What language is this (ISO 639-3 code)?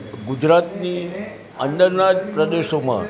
guj